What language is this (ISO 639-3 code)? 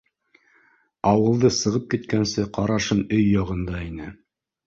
bak